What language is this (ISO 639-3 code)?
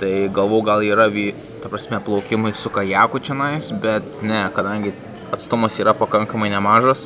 lit